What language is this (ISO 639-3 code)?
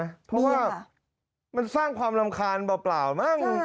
tha